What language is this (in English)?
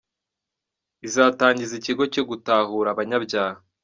Kinyarwanda